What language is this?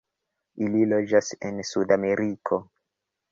Esperanto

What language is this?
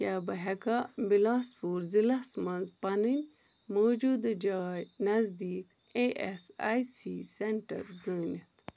Kashmiri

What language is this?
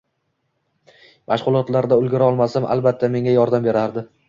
Uzbek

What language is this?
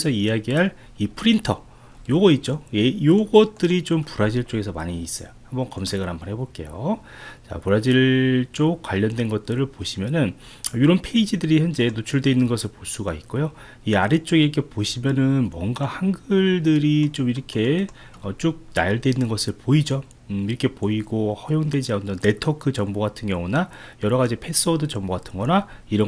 Korean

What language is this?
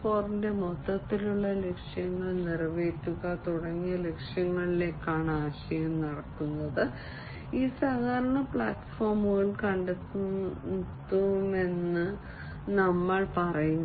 Malayalam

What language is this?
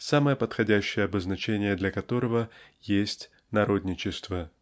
Russian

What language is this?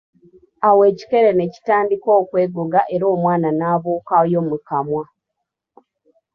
Ganda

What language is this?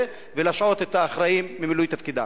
Hebrew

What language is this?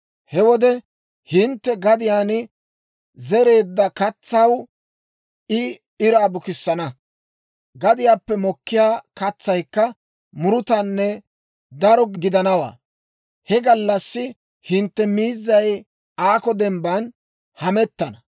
Dawro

